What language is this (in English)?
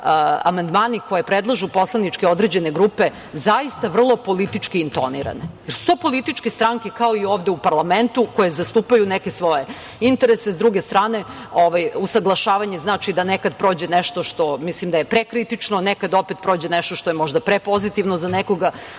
Serbian